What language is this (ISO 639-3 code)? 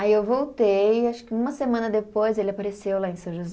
por